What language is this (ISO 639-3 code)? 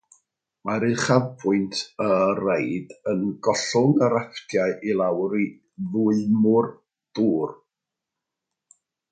cym